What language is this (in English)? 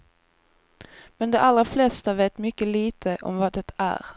Swedish